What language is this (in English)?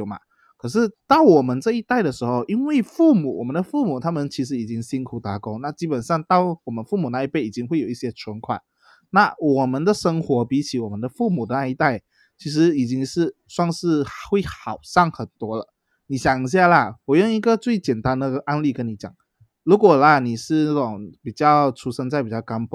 Chinese